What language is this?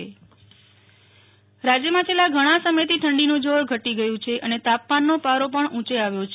Gujarati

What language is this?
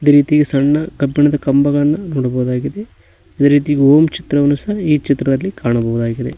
Kannada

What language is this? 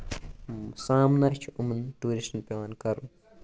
Kashmiri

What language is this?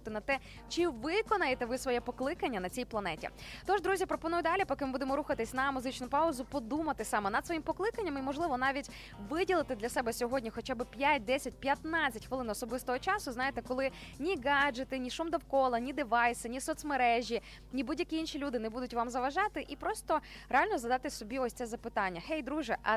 Ukrainian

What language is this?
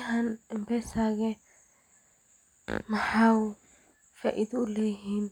Somali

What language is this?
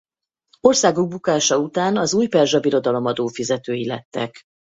Hungarian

